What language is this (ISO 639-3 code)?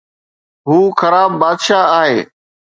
snd